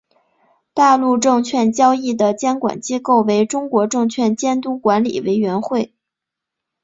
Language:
Chinese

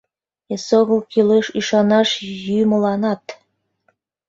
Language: Mari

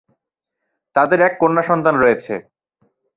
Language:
Bangla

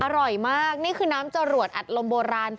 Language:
Thai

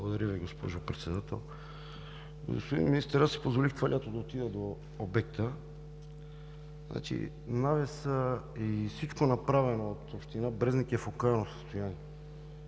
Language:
Bulgarian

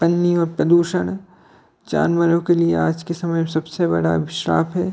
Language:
Hindi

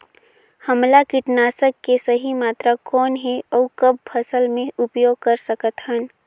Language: Chhattisgarhi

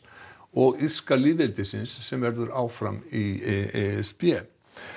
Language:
Icelandic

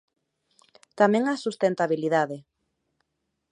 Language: Galician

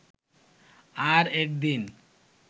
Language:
Bangla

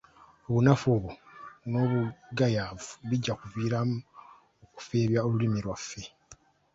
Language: Ganda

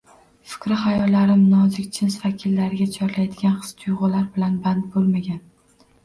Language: Uzbek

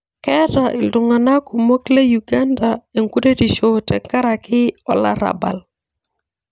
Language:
Masai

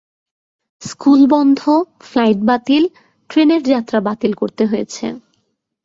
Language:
Bangla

